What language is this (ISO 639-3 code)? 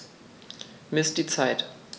deu